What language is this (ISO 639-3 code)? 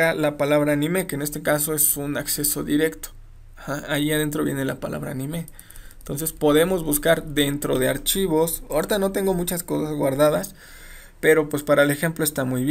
spa